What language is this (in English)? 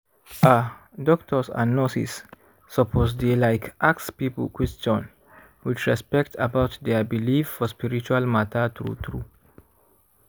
Nigerian Pidgin